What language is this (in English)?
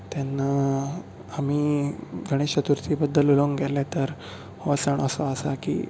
Konkani